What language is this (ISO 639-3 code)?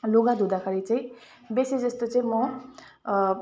nep